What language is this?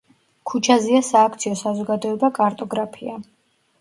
Georgian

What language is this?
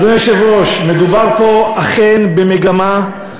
Hebrew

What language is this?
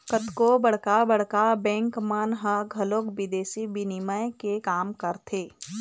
Chhattisgarhi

